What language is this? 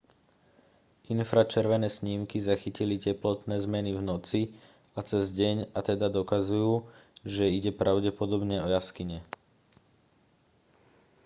Slovak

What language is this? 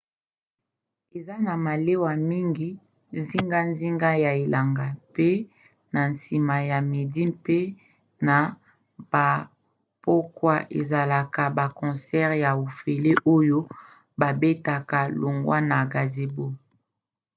Lingala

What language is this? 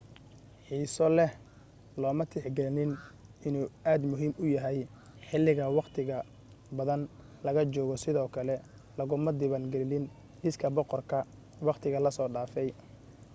Somali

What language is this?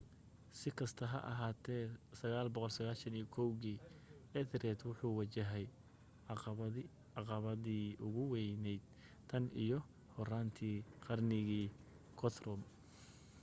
Somali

